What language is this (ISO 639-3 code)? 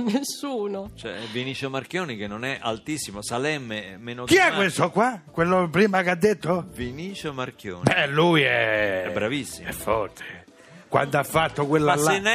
ita